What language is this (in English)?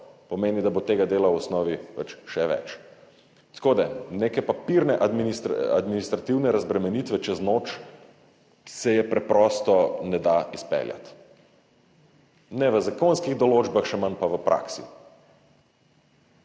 Slovenian